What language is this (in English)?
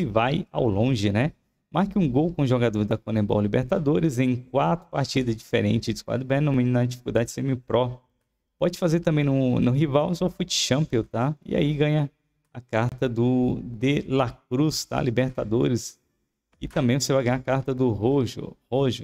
Portuguese